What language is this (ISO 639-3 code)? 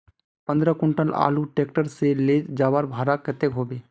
mag